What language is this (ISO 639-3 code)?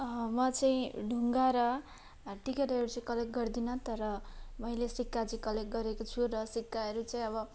nep